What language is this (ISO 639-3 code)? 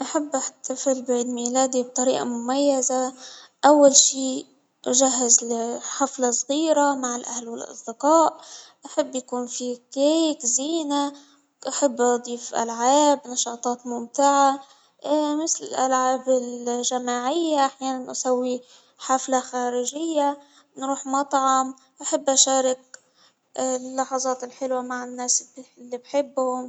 acw